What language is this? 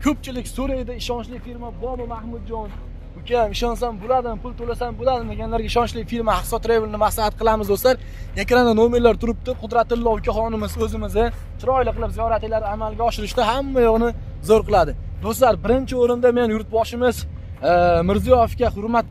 Turkish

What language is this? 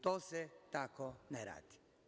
Serbian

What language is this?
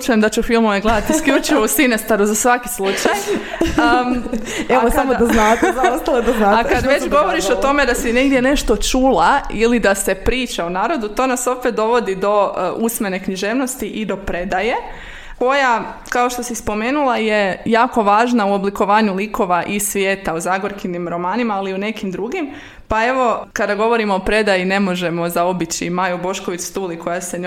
Croatian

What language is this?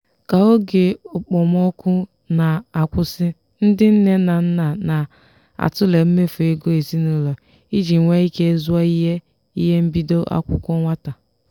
Igbo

